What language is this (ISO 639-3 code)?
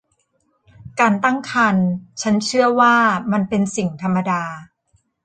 tha